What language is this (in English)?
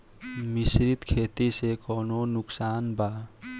Bhojpuri